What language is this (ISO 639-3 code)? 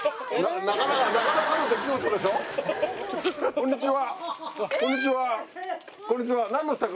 jpn